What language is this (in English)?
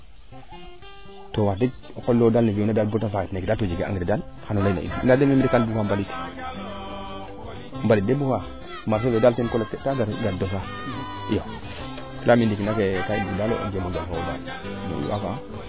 Serer